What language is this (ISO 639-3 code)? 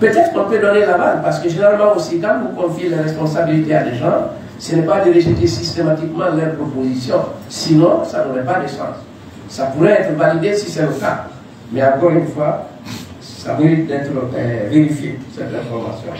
fra